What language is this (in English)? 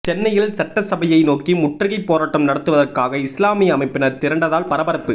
Tamil